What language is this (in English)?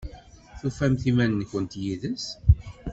Kabyle